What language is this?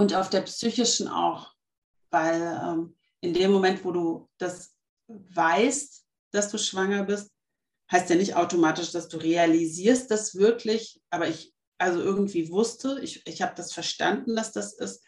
German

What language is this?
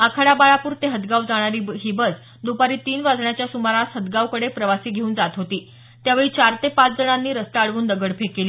Marathi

